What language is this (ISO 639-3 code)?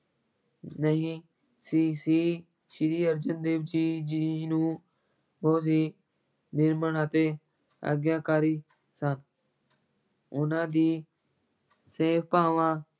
pan